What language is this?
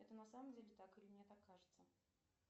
Russian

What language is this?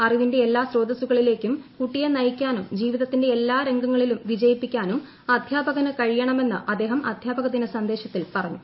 Malayalam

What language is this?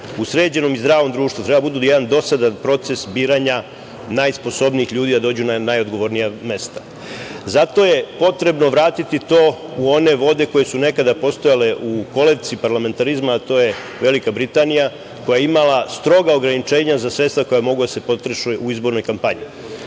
Serbian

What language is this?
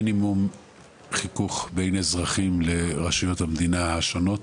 Hebrew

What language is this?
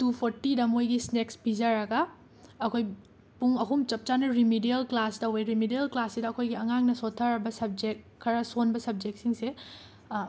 Manipuri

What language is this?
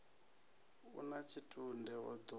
Venda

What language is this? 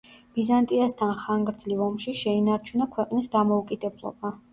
Georgian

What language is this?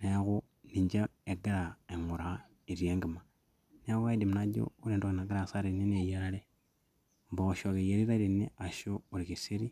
Masai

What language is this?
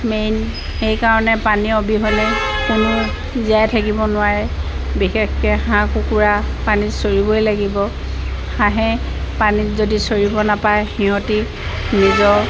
Assamese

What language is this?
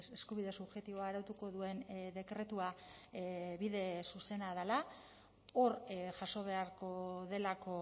Basque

